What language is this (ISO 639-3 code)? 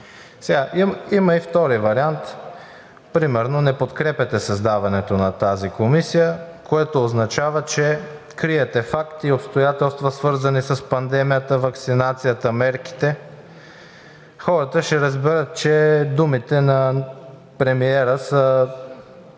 bul